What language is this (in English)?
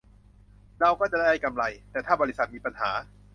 Thai